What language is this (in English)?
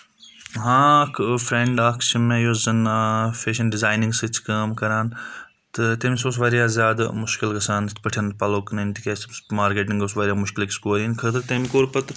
Kashmiri